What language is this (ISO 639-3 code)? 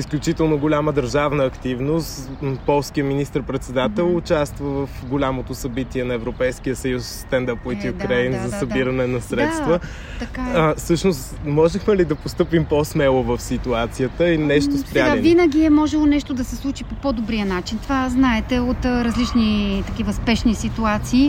bul